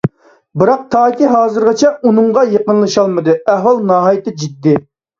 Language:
Uyghur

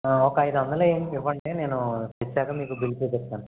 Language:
Telugu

